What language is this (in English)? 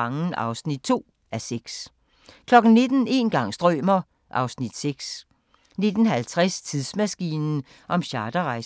Danish